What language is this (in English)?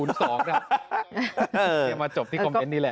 Thai